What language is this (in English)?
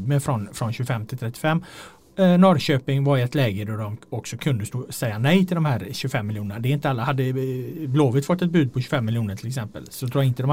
Swedish